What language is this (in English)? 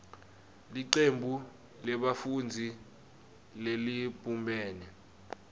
Swati